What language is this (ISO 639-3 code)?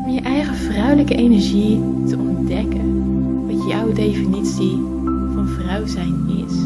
nld